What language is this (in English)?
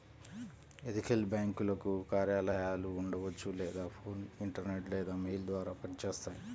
Telugu